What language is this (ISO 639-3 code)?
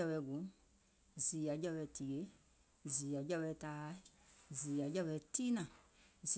gol